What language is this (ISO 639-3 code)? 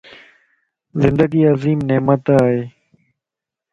lss